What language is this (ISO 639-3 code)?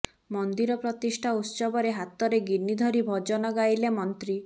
ori